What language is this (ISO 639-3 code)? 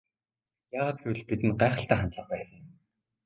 mon